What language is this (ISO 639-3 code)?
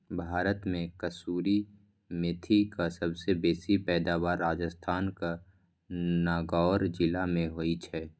mai